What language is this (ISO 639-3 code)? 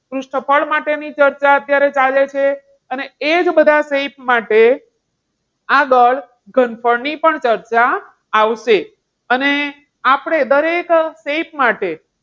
guj